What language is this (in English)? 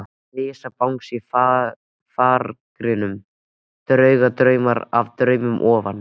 Icelandic